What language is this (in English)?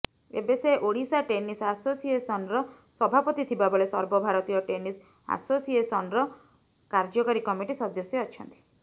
Odia